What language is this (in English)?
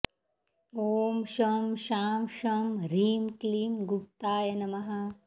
Sanskrit